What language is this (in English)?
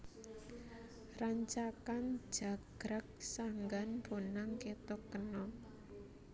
Javanese